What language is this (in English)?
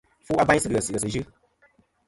Kom